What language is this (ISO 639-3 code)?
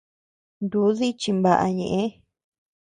cux